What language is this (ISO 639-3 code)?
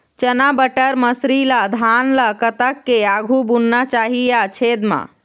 hne